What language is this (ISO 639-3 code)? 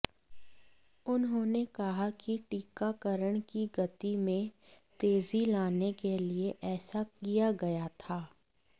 hin